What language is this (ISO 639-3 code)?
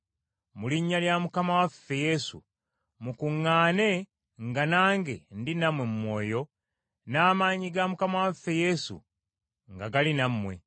lug